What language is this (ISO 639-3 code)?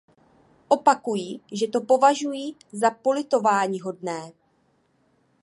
ces